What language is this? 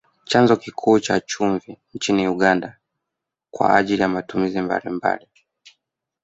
Swahili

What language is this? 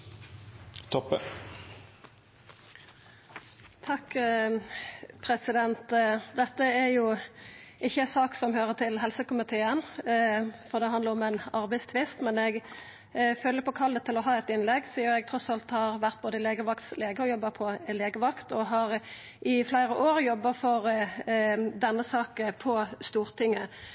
Norwegian Nynorsk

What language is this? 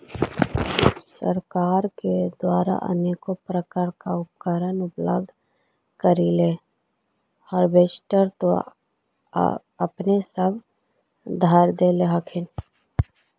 Magahi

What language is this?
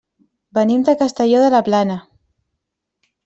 Catalan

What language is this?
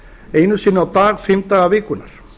Icelandic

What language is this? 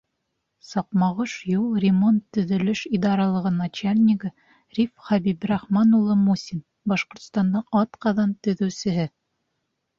Bashkir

